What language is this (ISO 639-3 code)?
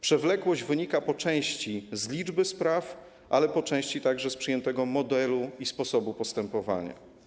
pol